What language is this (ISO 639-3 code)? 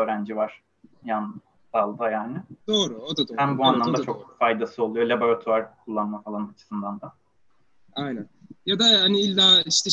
tur